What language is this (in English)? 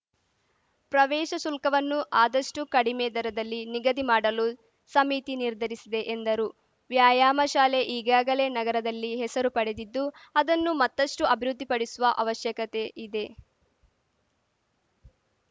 Kannada